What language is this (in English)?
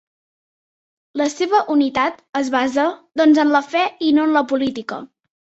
Catalan